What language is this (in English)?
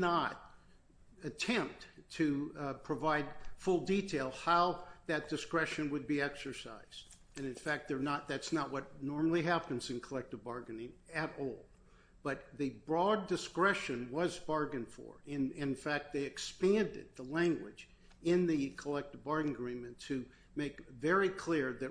English